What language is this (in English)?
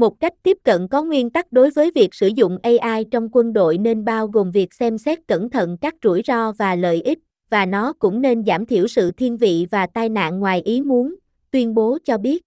Vietnamese